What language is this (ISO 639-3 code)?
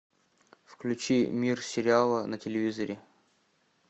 rus